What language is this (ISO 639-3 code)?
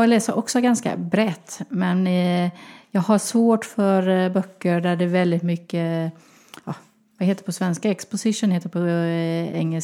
swe